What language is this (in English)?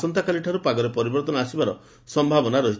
Odia